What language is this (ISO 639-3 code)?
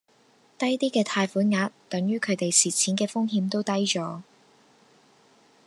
yue